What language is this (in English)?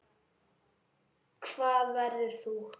Icelandic